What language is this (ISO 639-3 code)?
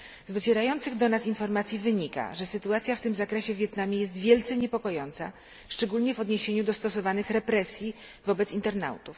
pol